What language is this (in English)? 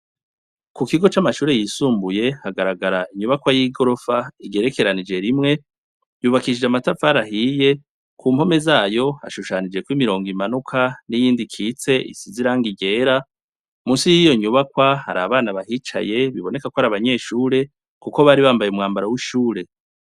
Rundi